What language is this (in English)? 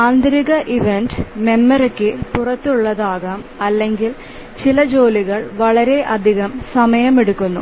Malayalam